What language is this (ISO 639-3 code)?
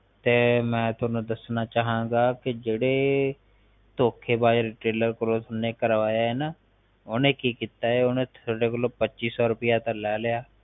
pan